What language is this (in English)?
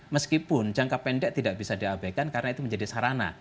Indonesian